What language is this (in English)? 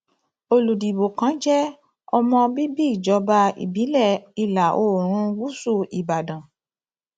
Yoruba